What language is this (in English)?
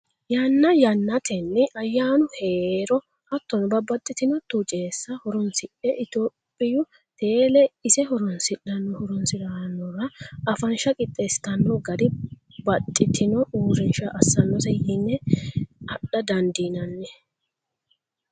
Sidamo